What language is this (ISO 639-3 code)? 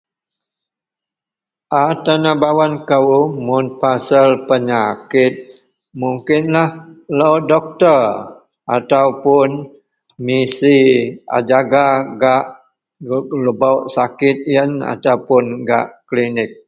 mel